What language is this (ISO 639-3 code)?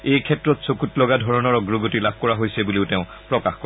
asm